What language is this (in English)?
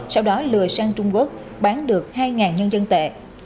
Vietnamese